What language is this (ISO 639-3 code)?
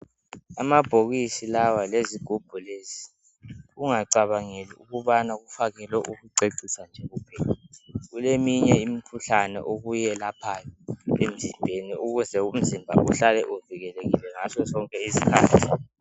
nde